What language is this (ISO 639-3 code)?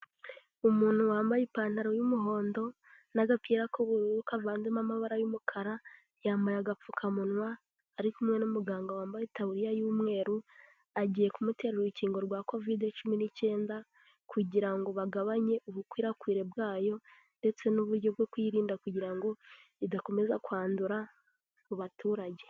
kin